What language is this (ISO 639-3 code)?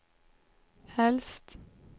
swe